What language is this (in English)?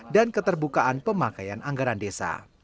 Indonesian